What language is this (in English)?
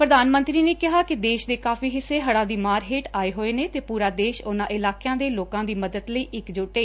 Punjabi